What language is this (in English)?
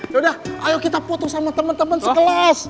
Indonesian